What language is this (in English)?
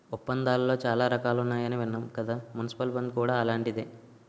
Telugu